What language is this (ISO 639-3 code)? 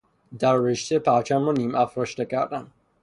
fas